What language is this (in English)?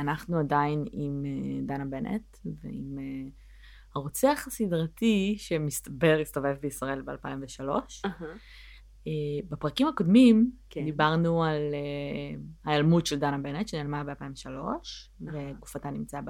Hebrew